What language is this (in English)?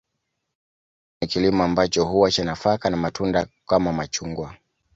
Swahili